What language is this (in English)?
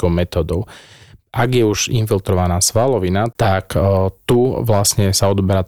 Slovak